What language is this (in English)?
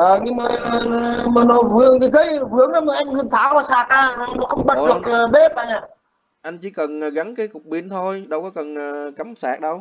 Vietnamese